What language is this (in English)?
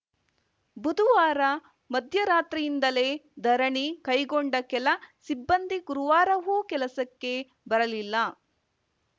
Kannada